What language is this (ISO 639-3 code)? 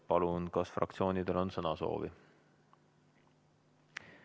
est